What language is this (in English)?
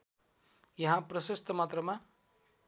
Nepali